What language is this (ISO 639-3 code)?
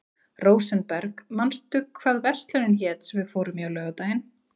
isl